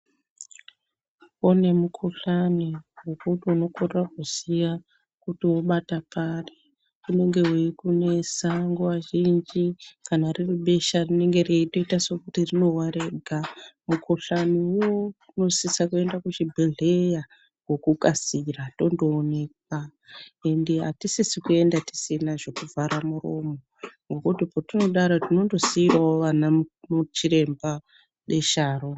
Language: Ndau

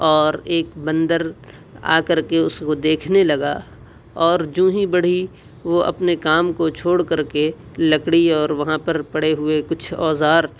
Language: Urdu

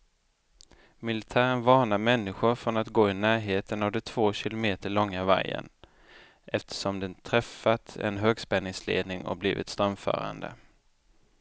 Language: Swedish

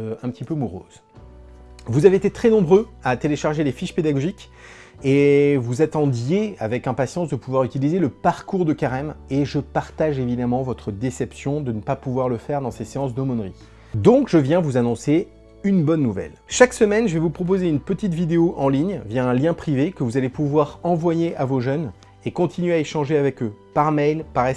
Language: French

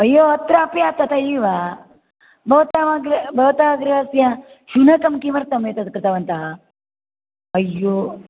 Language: Sanskrit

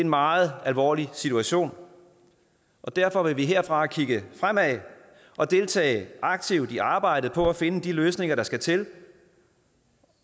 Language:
Danish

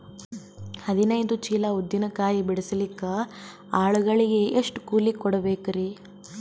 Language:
Kannada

